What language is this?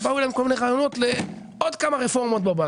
Hebrew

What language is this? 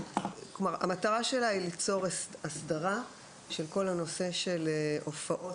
Hebrew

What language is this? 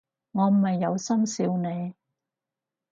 Cantonese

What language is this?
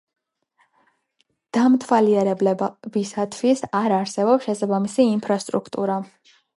Georgian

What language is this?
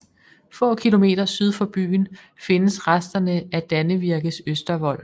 Danish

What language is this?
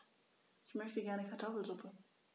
German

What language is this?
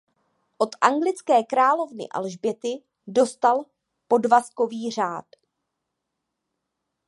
Czech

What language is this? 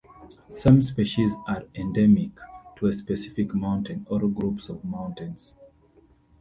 English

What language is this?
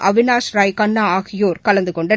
Tamil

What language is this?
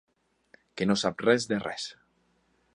Catalan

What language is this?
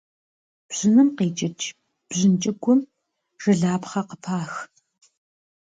Kabardian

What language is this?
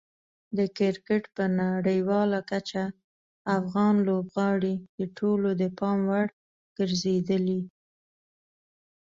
Pashto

